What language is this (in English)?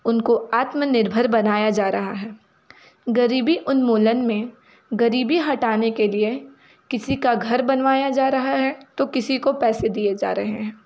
Hindi